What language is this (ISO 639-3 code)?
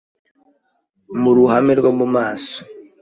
kin